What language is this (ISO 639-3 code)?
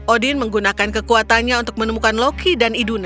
ind